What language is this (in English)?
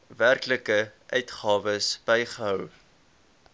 Afrikaans